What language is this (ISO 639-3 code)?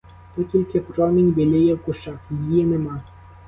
ukr